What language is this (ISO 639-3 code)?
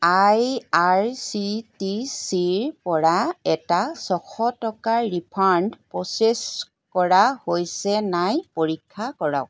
asm